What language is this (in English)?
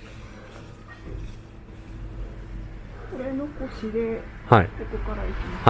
Japanese